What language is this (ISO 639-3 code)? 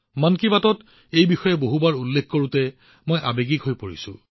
asm